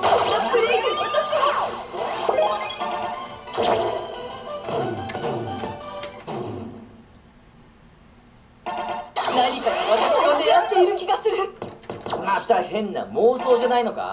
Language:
Japanese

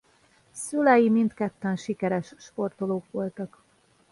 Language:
Hungarian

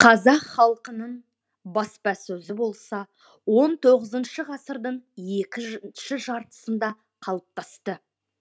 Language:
Kazakh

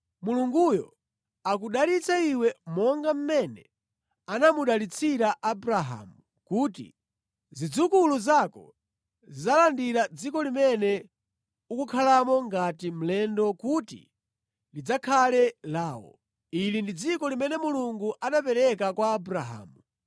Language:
Nyanja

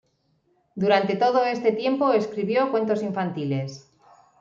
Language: Spanish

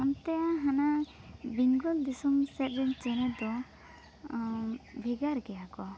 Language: Santali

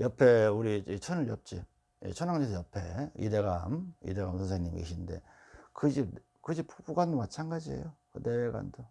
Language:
Korean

